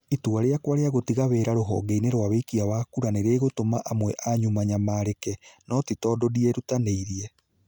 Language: Kikuyu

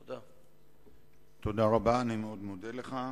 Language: Hebrew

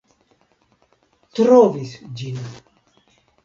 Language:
Esperanto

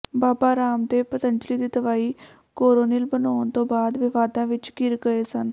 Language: Punjabi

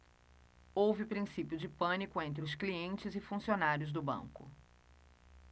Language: Portuguese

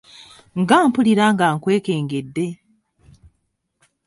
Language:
Ganda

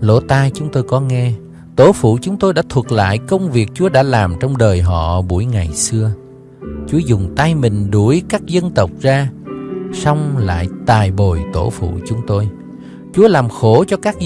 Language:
Vietnamese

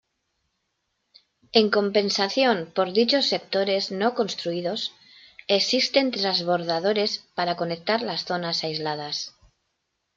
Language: Spanish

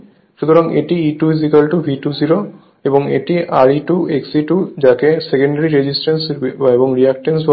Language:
Bangla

